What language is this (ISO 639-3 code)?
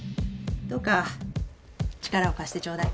jpn